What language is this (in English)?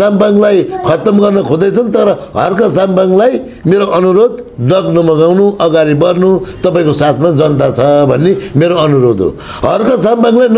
Romanian